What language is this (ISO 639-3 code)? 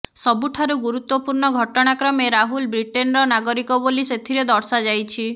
ori